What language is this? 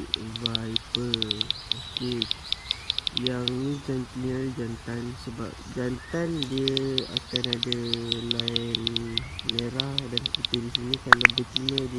Malay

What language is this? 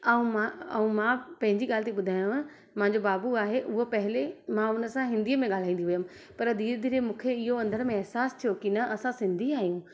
Sindhi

